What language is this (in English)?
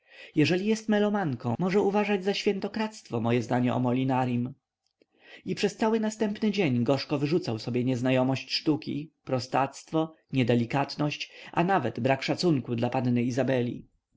Polish